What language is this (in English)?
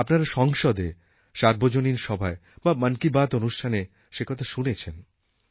Bangla